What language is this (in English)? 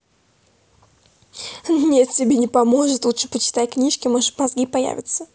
Russian